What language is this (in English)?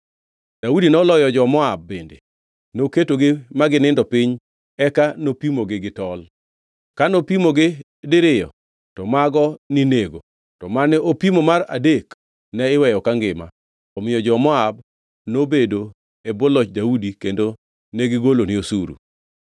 Luo (Kenya and Tanzania)